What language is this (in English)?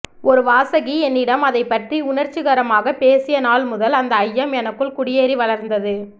Tamil